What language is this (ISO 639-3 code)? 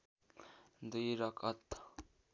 nep